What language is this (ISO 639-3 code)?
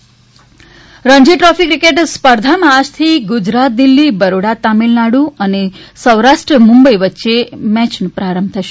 guj